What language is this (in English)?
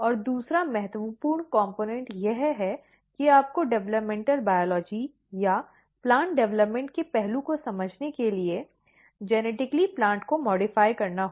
Hindi